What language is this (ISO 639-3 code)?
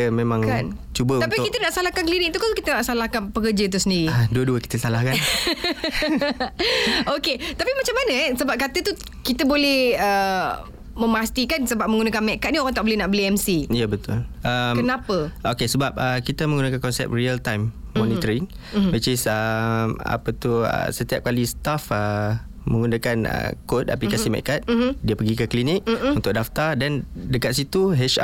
msa